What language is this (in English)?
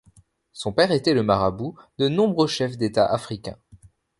French